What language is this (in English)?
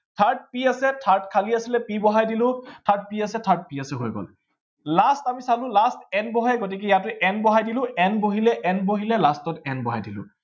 Assamese